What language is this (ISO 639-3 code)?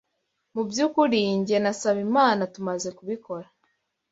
kin